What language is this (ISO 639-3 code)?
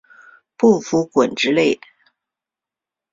zho